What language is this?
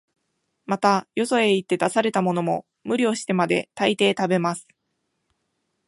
Japanese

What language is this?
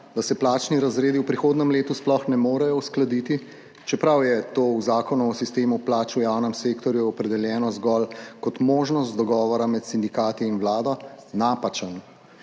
Slovenian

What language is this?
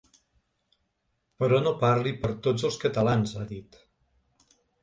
Catalan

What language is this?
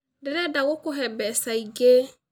Kikuyu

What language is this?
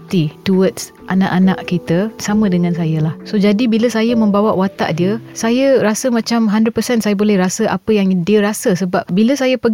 Malay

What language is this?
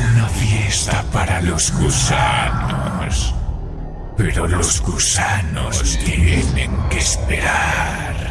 Spanish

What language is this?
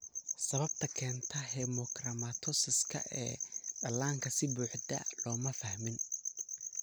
Somali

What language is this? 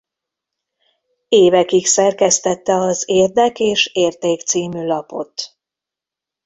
Hungarian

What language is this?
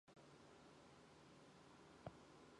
Mongolian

